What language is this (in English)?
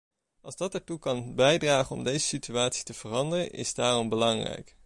Dutch